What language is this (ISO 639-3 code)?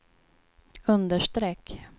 swe